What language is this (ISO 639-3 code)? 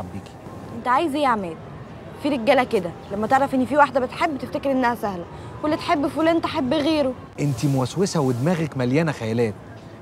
ara